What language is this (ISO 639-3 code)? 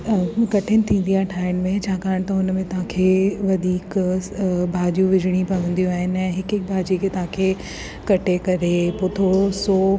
snd